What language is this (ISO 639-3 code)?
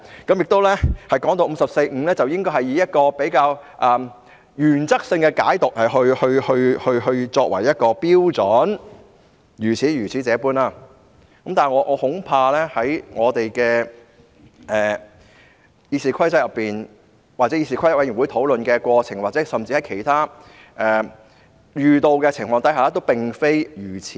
yue